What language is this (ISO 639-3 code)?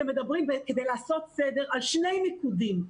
heb